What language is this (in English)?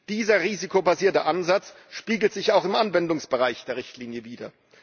German